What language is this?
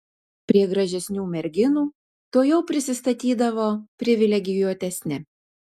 Lithuanian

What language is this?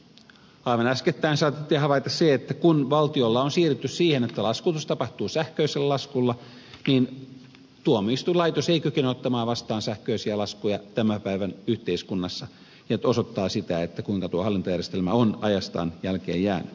Finnish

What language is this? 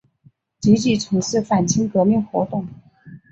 Chinese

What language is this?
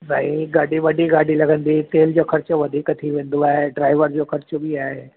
Sindhi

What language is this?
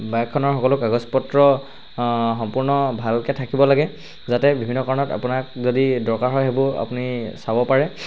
Assamese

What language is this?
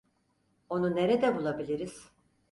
Turkish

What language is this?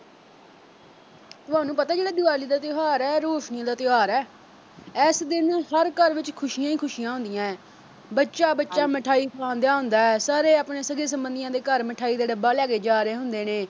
Punjabi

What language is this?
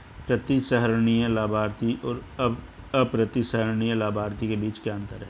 Hindi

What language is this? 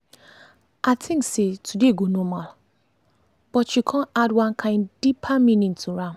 Nigerian Pidgin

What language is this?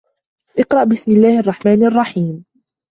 Arabic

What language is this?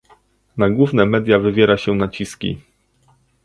Polish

